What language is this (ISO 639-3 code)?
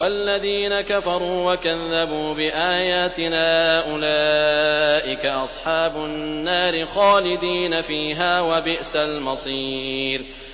ara